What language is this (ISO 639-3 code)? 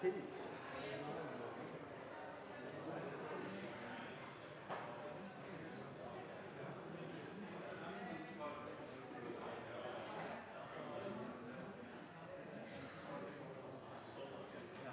nor